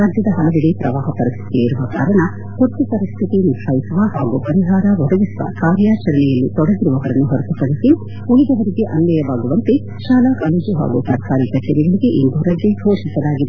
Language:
Kannada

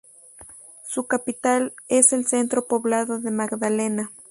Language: Spanish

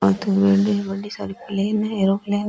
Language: Rajasthani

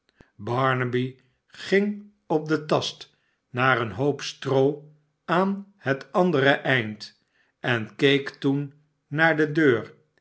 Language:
Dutch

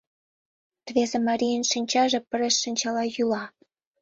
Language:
Mari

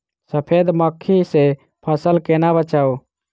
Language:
Maithili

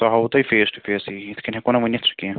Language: Kashmiri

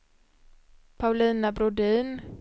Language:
Swedish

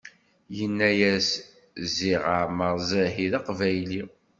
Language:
Kabyle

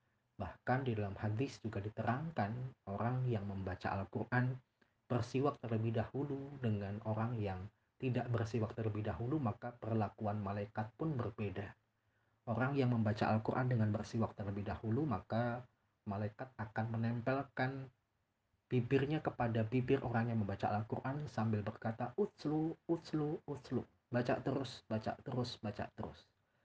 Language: Indonesian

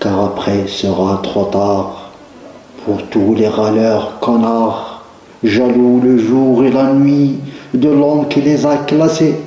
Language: French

